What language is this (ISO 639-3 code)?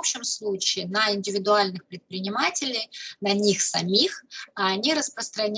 rus